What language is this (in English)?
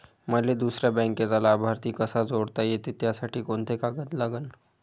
Marathi